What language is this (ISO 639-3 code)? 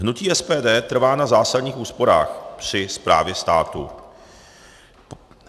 ces